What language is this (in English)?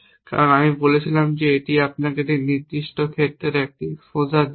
Bangla